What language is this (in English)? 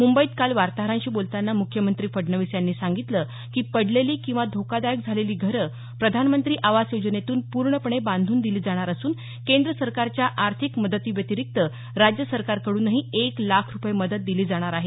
Marathi